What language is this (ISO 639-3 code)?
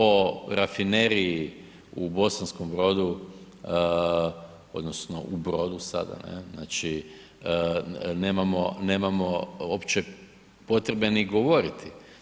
hrv